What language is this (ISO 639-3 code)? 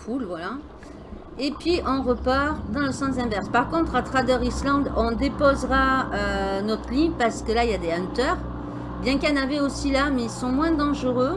fra